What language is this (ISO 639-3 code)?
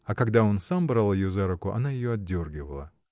rus